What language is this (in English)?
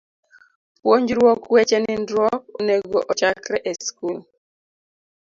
Luo (Kenya and Tanzania)